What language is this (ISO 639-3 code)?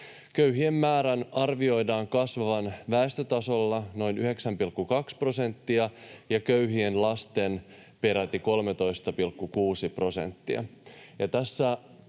fin